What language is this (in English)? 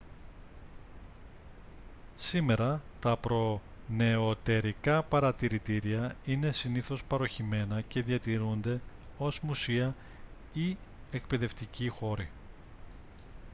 Greek